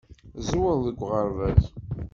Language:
Kabyle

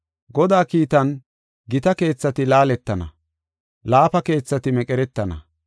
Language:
Gofa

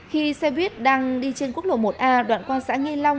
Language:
Vietnamese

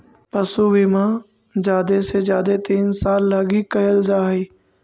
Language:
Magahi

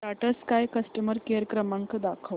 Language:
Marathi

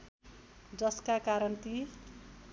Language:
Nepali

